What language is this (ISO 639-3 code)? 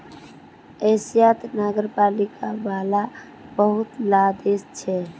mag